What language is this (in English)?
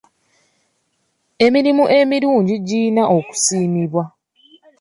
Ganda